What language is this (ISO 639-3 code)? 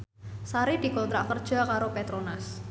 jav